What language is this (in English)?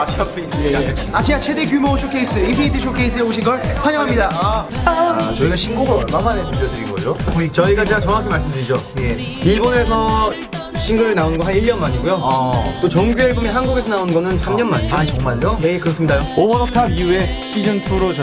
Korean